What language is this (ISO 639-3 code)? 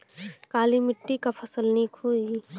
bho